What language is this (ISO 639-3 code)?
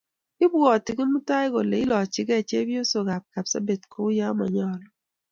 kln